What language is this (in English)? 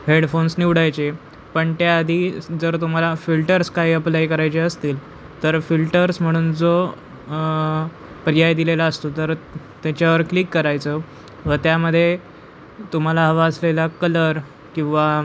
Marathi